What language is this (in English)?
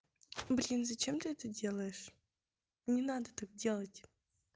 Russian